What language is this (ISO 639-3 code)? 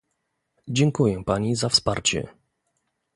pol